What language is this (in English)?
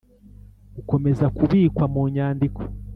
Kinyarwanda